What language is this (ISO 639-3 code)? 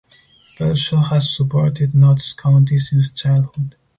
eng